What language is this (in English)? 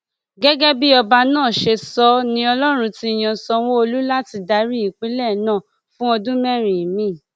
Yoruba